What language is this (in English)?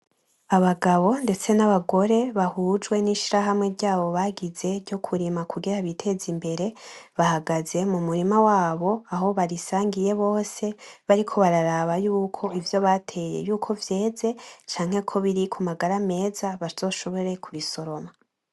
Rundi